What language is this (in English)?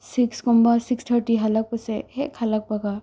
Manipuri